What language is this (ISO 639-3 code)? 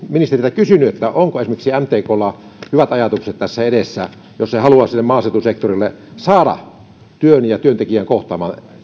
fin